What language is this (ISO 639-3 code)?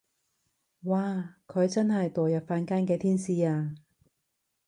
yue